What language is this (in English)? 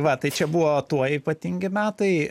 Lithuanian